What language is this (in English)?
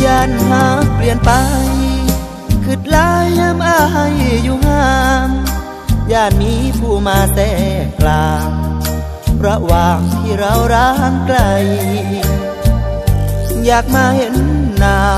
Thai